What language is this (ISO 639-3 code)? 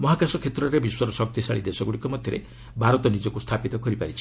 ori